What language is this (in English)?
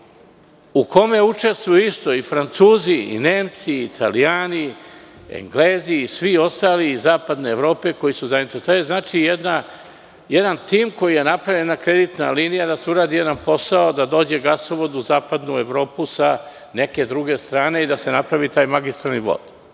Serbian